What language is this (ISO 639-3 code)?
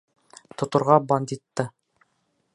bak